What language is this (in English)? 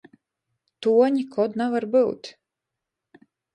Latgalian